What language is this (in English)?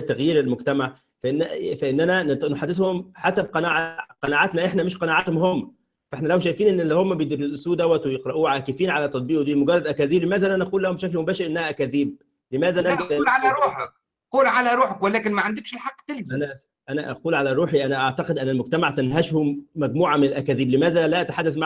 Arabic